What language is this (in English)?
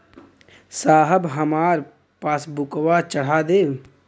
Bhojpuri